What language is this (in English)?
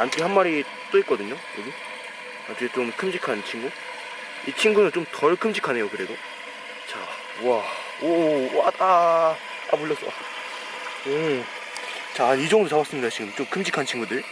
Korean